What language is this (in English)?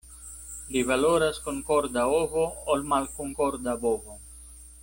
Esperanto